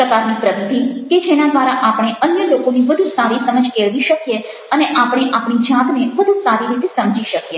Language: Gujarati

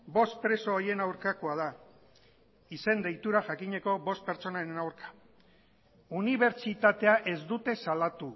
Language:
Basque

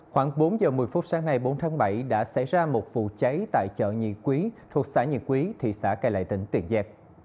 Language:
Vietnamese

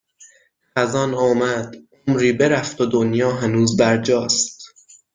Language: Persian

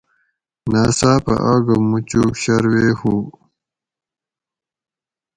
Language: Gawri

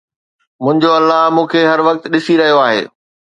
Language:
Sindhi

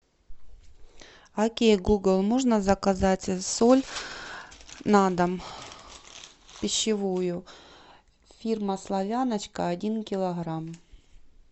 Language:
Russian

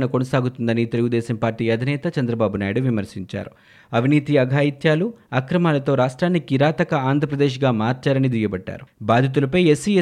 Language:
Telugu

